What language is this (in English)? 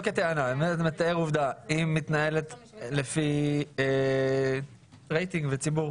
Hebrew